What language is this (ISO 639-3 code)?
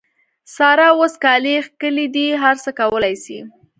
pus